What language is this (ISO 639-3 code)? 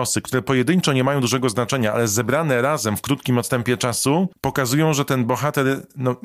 pol